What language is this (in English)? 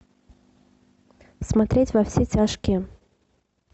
Russian